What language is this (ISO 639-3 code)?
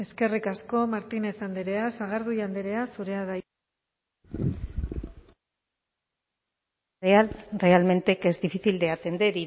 eus